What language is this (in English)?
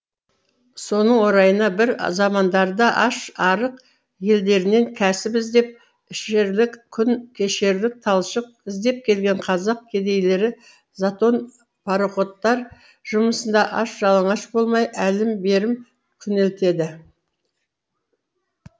Kazakh